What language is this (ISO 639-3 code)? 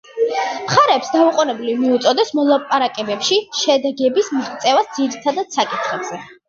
kat